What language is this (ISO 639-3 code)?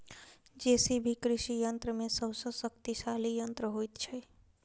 mai